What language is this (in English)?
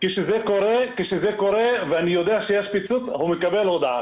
Hebrew